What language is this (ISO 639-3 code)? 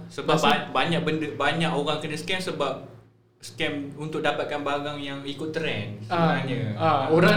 msa